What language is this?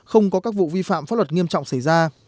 Vietnamese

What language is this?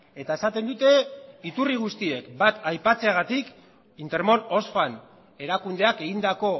Basque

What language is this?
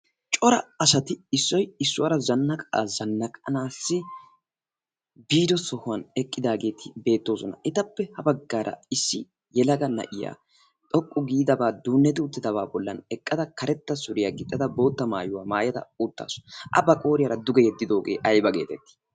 Wolaytta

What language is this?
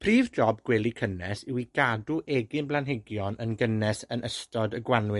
Welsh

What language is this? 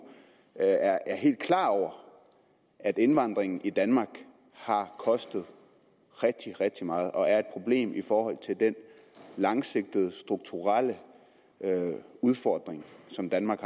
Danish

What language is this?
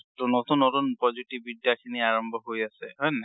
Assamese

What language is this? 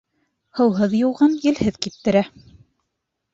Bashkir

